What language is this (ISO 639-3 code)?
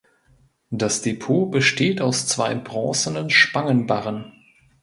deu